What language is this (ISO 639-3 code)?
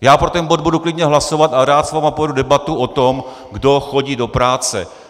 ces